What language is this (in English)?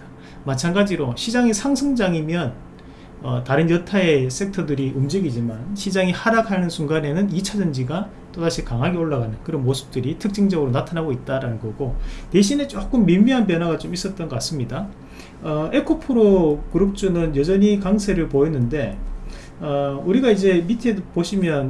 Korean